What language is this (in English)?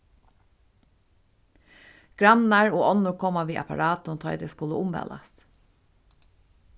Faroese